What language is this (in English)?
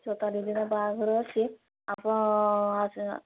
Odia